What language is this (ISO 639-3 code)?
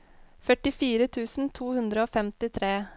nor